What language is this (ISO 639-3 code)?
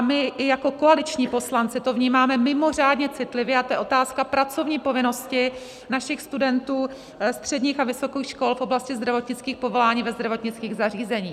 ces